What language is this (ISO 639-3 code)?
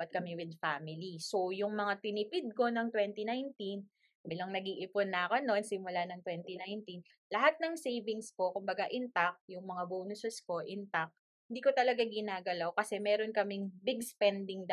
fil